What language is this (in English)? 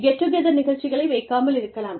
Tamil